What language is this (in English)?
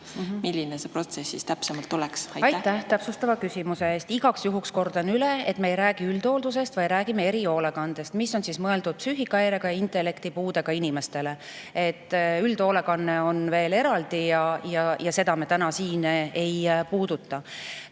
Estonian